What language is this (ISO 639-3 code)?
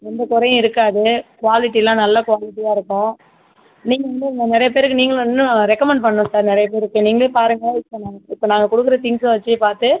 tam